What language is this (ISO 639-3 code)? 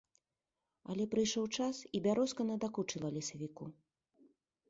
bel